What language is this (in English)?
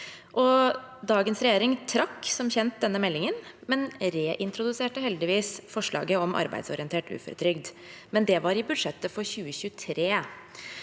Norwegian